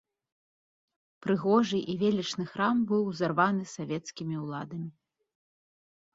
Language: Belarusian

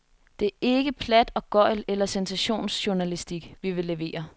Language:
Danish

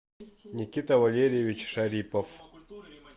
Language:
Russian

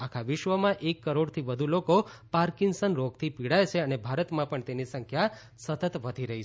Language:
Gujarati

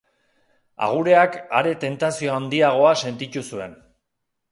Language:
Basque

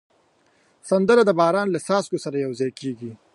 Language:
Pashto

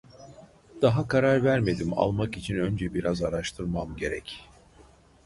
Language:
Turkish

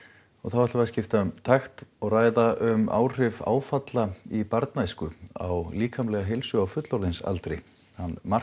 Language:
Icelandic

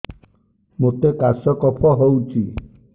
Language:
Odia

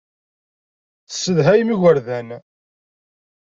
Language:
Kabyle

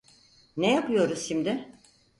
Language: Turkish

